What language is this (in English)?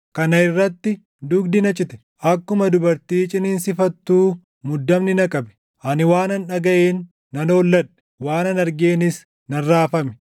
Oromo